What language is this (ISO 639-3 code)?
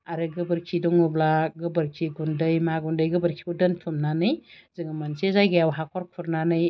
brx